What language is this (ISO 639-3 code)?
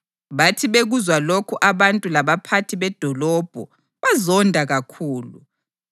nde